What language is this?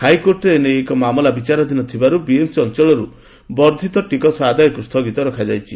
Odia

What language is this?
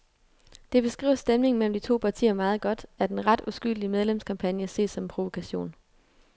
Danish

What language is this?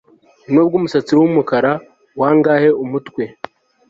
Kinyarwanda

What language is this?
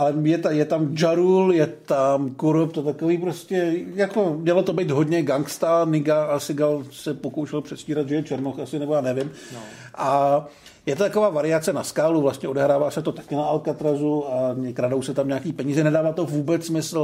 Czech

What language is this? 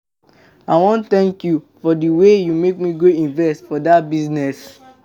Nigerian Pidgin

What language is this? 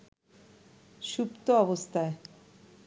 Bangla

